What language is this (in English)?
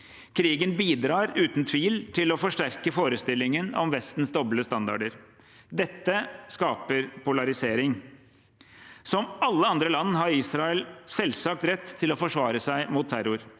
Norwegian